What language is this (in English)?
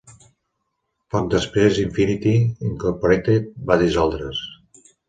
Catalan